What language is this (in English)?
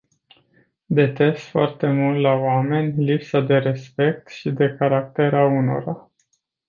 Romanian